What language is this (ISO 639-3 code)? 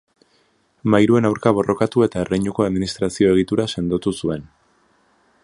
eus